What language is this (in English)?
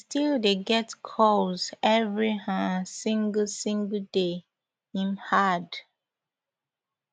Nigerian Pidgin